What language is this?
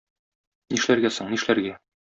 Tatar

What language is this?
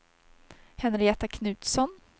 Swedish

